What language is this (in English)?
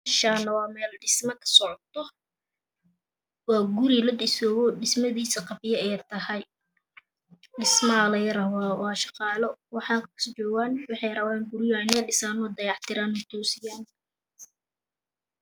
Somali